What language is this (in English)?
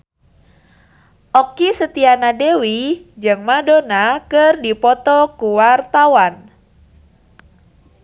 Sundanese